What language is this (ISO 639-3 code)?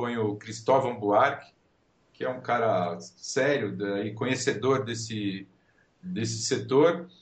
por